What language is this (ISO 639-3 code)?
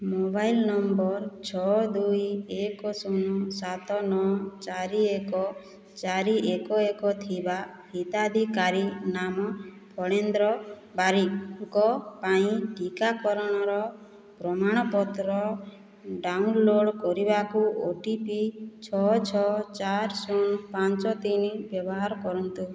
ori